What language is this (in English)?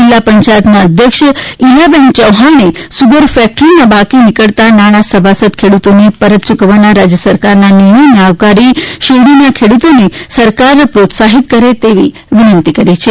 Gujarati